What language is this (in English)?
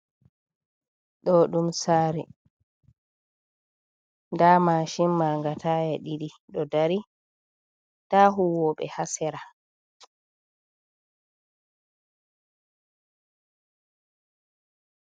Fula